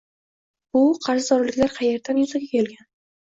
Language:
Uzbek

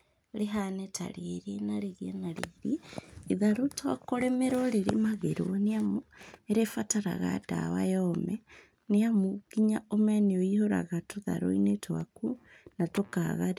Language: Kikuyu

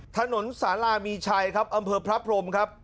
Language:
Thai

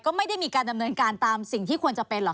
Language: Thai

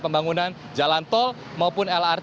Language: Indonesian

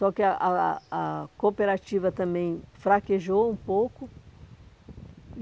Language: Portuguese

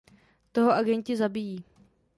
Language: Czech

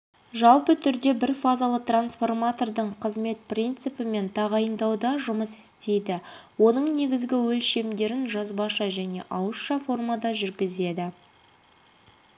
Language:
Kazakh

